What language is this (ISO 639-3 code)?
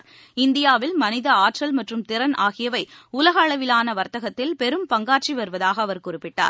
tam